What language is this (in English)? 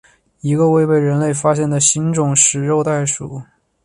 Chinese